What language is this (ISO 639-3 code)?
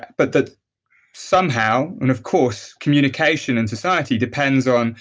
eng